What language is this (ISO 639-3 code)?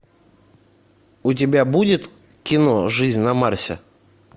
rus